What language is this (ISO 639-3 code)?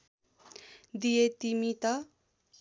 nep